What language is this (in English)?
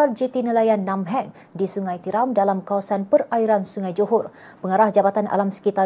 Malay